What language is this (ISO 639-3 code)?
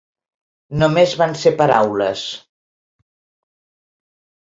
cat